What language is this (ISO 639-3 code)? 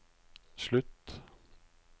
nor